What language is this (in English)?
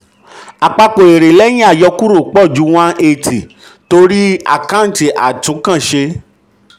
Yoruba